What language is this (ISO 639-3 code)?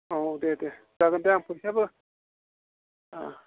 brx